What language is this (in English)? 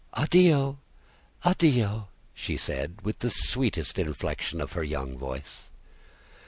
English